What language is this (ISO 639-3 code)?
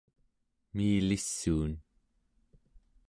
esu